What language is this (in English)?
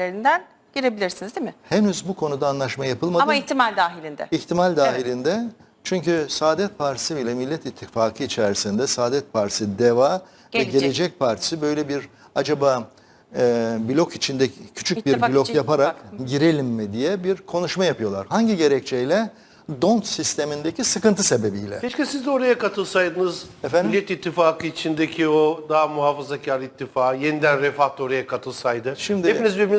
Turkish